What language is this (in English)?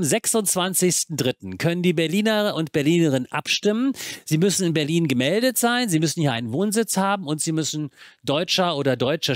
German